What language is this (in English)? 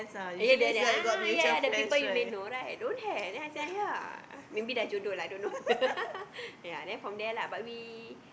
English